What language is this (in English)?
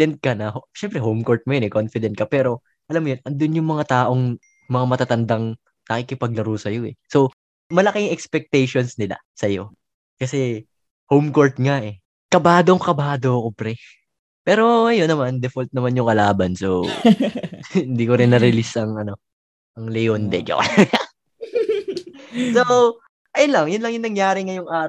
Filipino